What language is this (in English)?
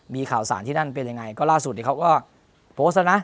Thai